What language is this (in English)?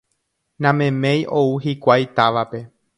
Guarani